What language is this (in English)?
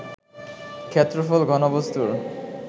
Bangla